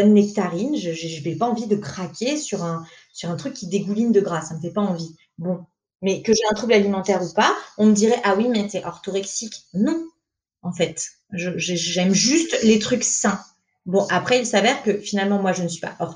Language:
French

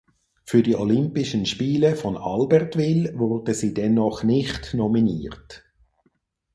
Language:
German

